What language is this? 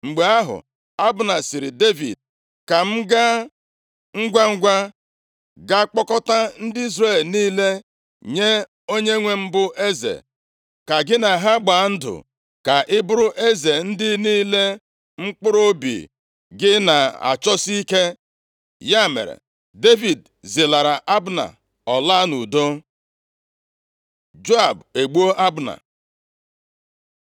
Igbo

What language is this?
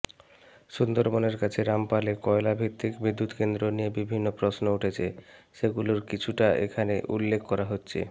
Bangla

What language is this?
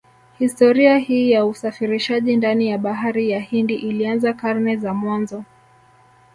Swahili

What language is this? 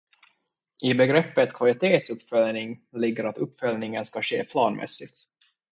Swedish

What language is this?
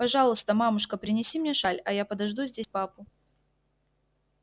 Russian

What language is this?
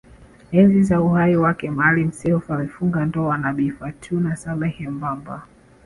Swahili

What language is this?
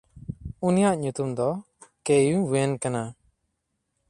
Santali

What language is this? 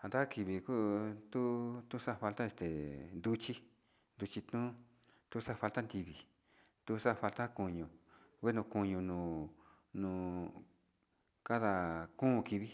Sinicahua Mixtec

